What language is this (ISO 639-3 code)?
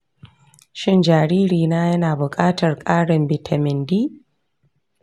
hau